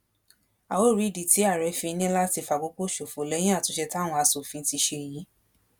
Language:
Yoruba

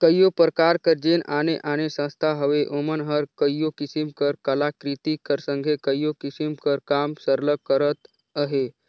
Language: Chhattisgarhi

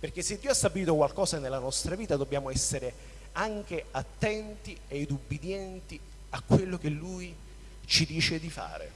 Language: Italian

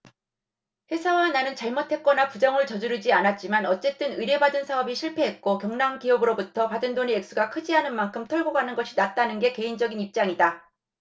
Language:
Korean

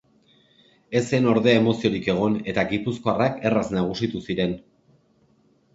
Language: Basque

